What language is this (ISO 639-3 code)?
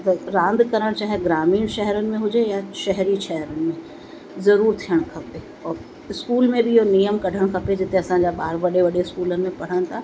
snd